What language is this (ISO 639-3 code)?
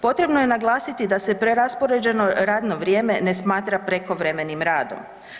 hrv